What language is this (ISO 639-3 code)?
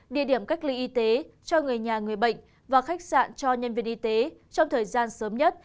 vie